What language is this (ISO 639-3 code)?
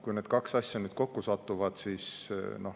est